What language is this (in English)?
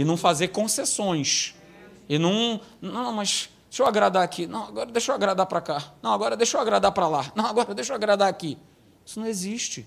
Portuguese